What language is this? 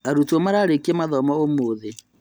Kikuyu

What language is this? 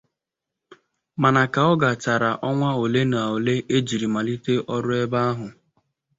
Igbo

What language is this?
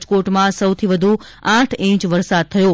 Gujarati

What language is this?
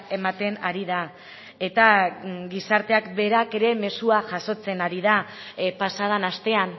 Basque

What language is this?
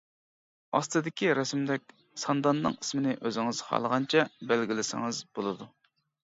Uyghur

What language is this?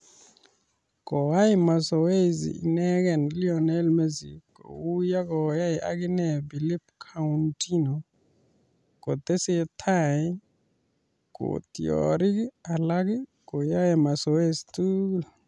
Kalenjin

